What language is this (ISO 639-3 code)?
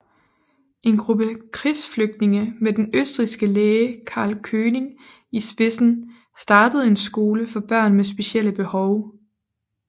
dan